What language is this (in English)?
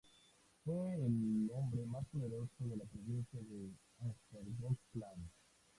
Spanish